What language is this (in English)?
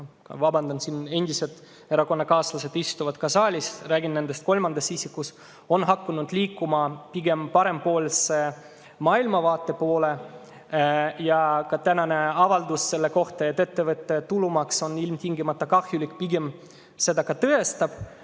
Estonian